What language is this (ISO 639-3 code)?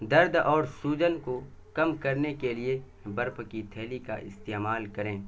urd